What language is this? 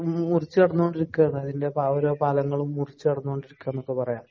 Malayalam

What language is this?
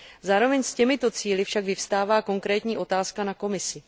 Czech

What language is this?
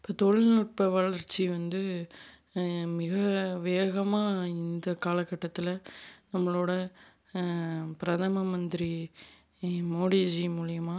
Tamil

